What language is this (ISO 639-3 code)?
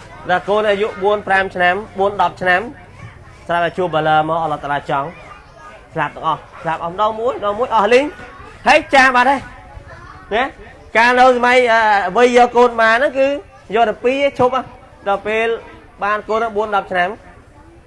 vie